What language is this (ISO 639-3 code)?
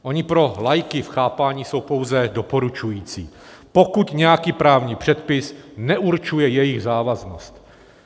ces